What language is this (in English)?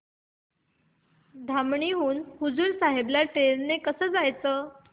Marathi